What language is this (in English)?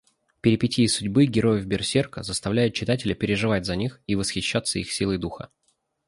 Russian